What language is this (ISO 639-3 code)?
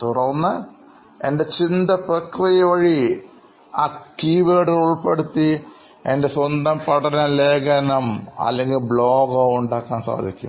mal